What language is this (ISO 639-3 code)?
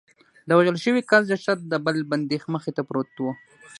pus